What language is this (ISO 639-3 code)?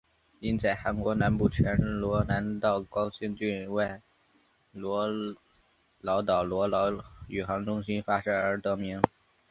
zho